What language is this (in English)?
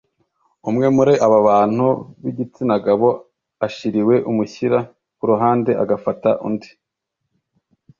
Kinyarwanda